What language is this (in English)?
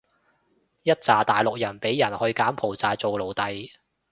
Cantonese